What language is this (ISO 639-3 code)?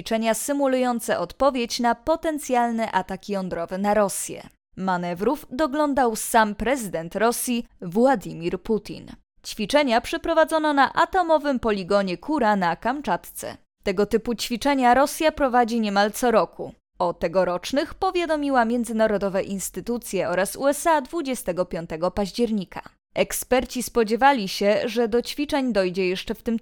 pol